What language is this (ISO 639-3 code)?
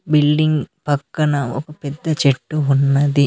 tel